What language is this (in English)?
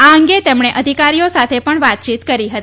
Gujarati